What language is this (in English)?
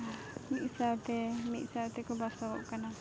Santali